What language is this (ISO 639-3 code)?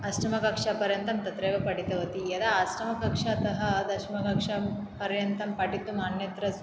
san